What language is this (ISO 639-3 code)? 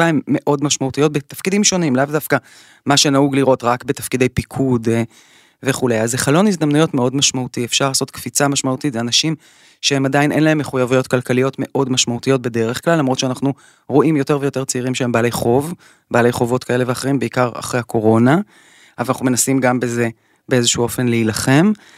heb